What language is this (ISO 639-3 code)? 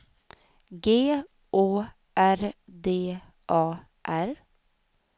swe